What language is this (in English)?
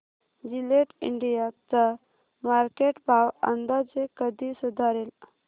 Marathi